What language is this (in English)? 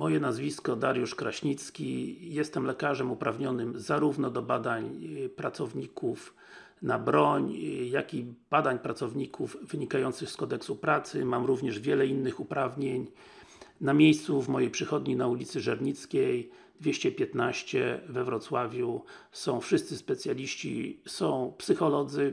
Polish